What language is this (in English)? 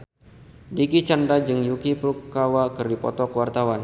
Sundanese